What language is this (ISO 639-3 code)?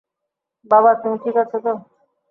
ben